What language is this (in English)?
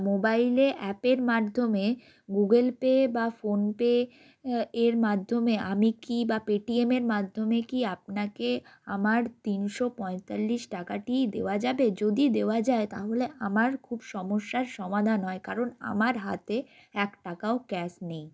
Bangla